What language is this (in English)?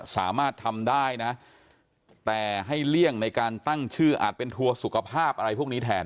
Thai